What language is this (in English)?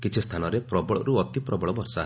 Odia